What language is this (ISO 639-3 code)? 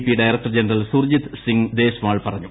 mal